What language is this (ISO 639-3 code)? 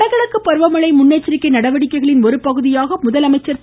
tam